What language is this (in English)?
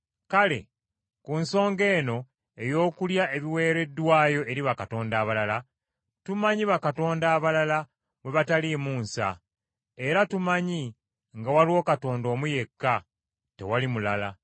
Ganda